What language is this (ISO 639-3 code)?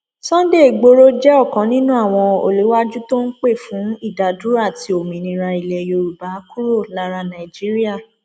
yor